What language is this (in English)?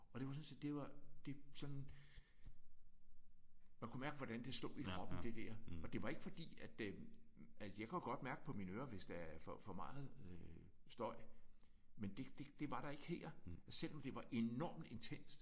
Danish